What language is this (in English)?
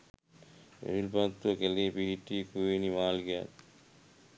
Sinhala